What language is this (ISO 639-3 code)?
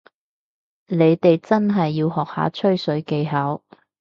yue